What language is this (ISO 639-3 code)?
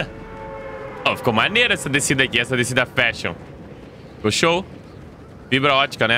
por